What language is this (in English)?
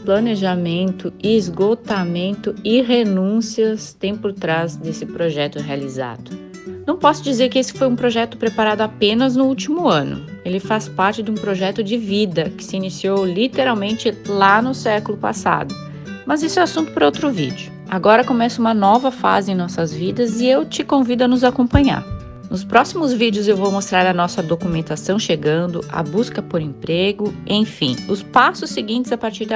Portuguese